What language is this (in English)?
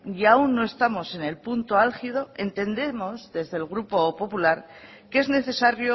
Spanish